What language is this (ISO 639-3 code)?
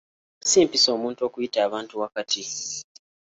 lug